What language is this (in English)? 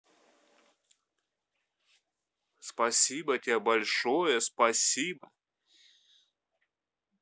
Russian